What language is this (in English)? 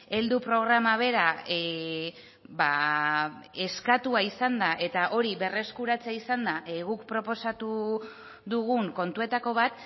Basque